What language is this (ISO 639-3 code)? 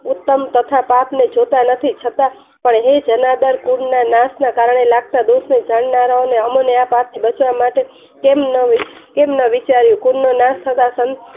guj